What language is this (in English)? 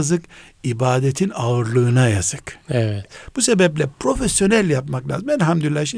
Turkish